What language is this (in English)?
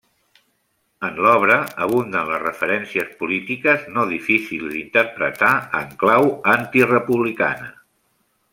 Catalan